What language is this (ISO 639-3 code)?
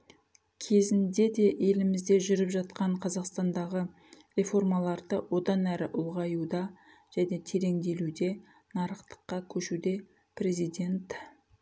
kaz